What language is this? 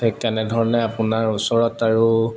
Assamese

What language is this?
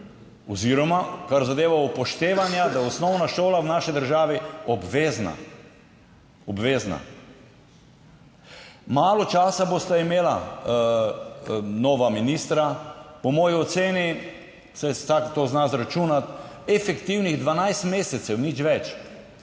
Slovenian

